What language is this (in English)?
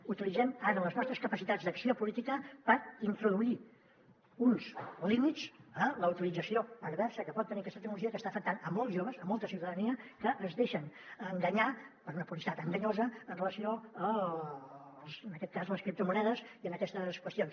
Catalan